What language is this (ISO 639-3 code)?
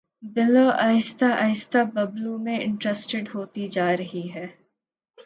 urd